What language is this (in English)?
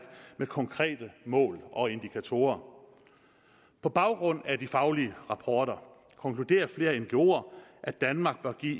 Danish